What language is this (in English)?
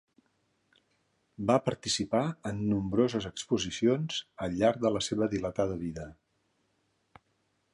Catalan